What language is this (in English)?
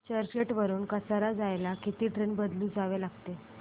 Marathi